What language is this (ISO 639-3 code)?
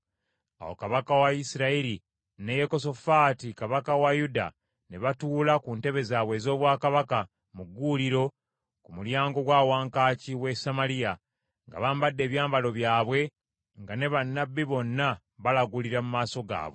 lug